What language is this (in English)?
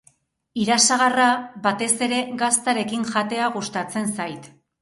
Basque